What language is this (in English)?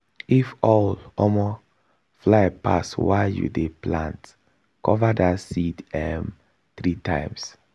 Nigerian Pidgin